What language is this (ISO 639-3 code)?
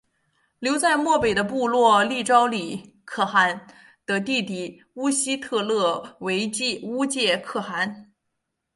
zho